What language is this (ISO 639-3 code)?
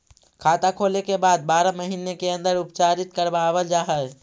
mag